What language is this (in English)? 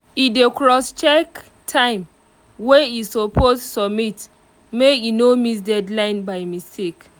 Nigerian Pidgin